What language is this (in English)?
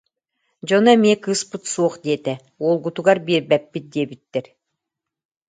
Yakut